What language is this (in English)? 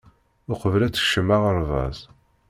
Kabyle